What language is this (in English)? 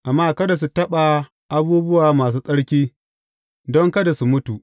Hausa